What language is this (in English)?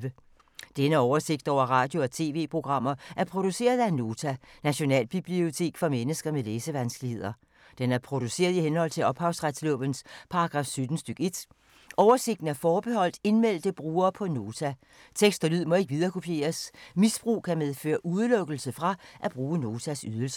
Danish